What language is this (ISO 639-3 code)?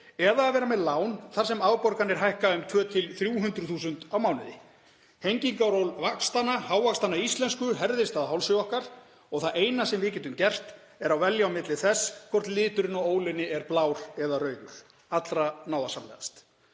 isl